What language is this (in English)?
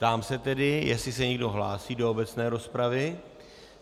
Czech